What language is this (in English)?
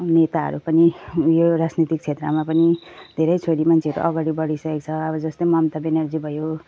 Nepali